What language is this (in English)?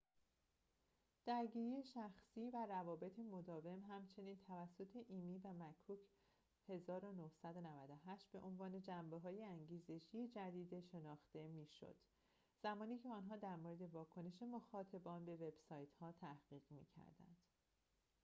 Persian